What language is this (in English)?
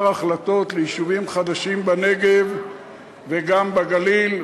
Hebrew